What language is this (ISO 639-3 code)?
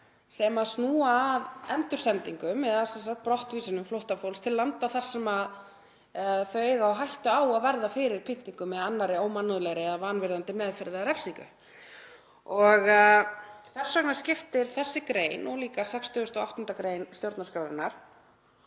isl